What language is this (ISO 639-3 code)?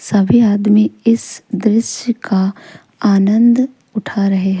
hin